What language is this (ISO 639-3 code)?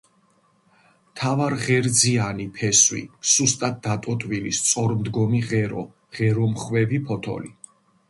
kat